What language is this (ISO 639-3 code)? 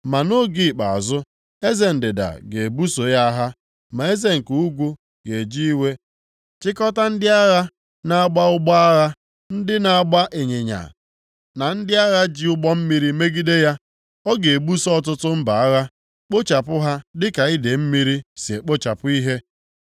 ibo